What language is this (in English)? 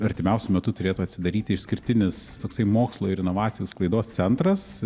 Lithuanian